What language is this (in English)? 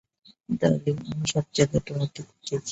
Bangla